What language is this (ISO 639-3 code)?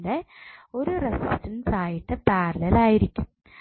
mal